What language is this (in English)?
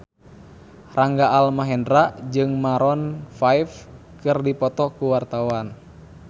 Sundanese